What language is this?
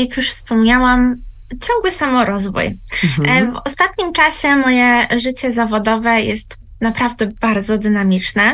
Polish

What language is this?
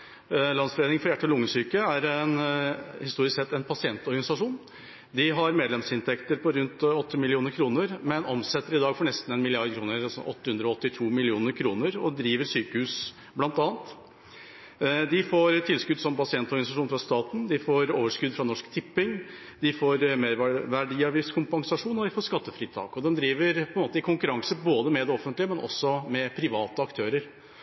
Norwegian Bokmål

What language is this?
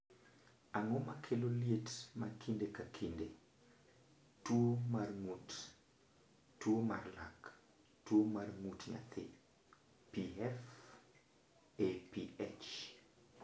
Luo (Kenya and Tanzania)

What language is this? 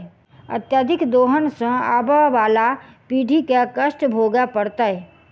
Maithili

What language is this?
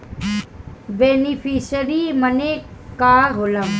Bhojpuri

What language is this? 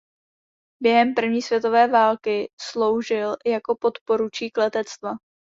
Czech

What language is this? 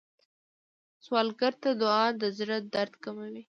Pashto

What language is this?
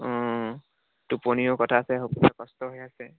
Assamese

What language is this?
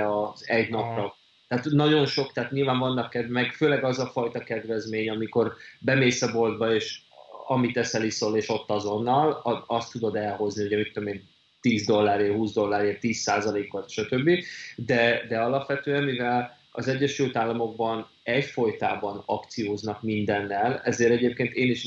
Hungarian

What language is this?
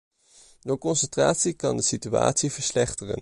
Dutch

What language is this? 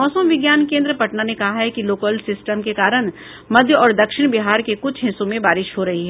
Hindi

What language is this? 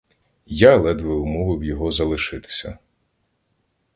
Ukrainian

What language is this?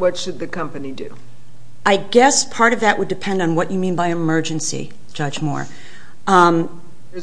English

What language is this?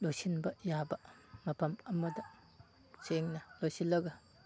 Manipuri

